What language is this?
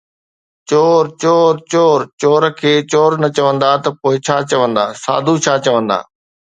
Sindhi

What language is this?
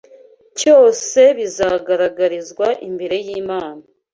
Kinyarwanda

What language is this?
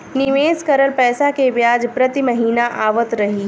Bhojpuri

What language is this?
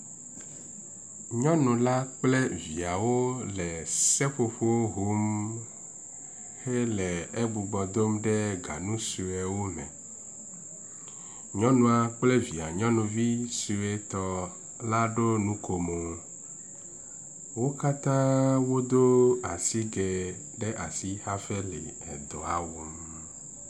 Ewe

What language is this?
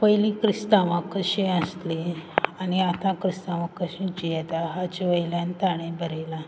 Konkani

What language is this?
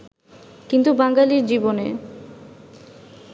Bangla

